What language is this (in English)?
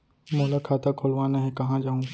Chhattisgarhi